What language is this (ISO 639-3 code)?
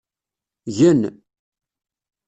kab